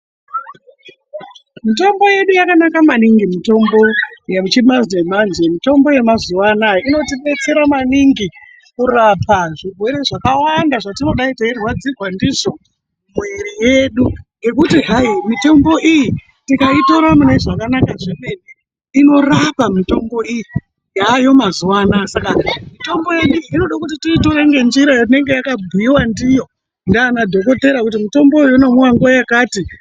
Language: Ndau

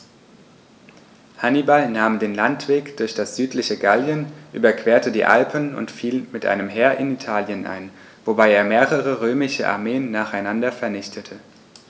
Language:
German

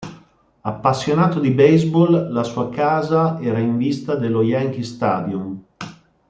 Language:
Italian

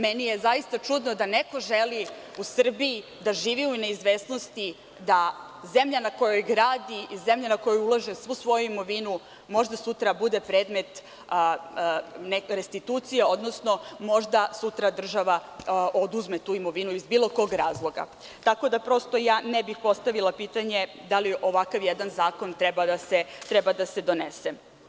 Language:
Serbian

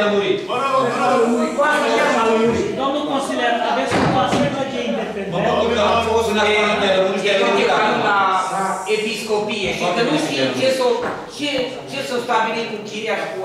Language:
Romanian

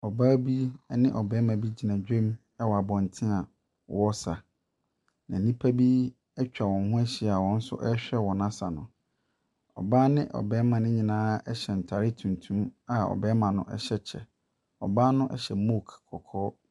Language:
Akan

